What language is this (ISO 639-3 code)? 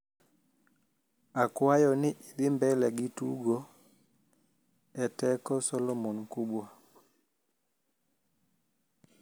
luo